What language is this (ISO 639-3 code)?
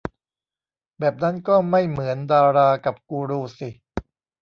tha